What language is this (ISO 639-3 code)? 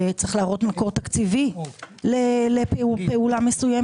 heb